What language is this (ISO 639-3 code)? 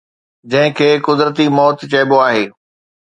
snd